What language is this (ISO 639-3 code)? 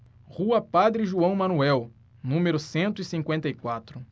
por